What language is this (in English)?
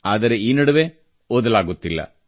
Kannada